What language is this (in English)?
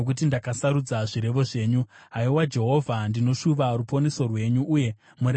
Shona